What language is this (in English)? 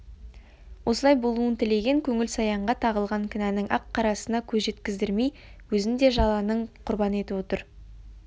Kazakh